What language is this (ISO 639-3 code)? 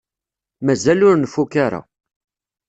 kab